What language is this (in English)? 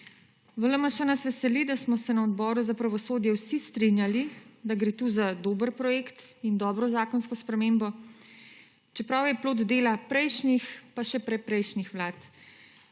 Slovenian